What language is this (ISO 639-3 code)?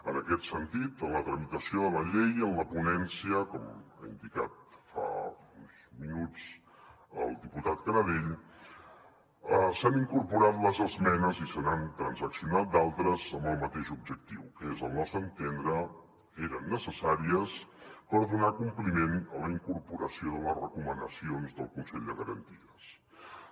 cat